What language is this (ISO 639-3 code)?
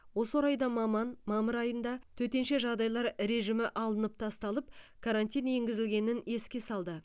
kaz